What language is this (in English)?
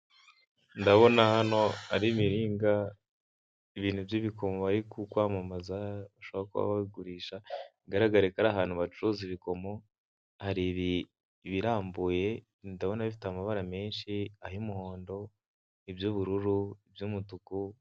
Kinyarwanda